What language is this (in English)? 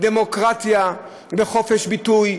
Hebrew